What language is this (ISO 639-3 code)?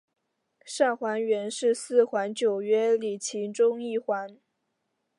zho